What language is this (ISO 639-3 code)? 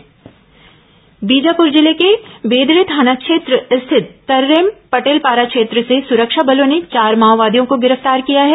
hin